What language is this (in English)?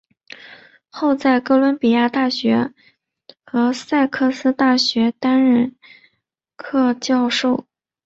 Chinese